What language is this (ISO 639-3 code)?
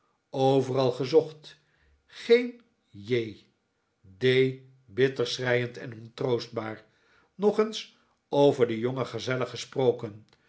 nld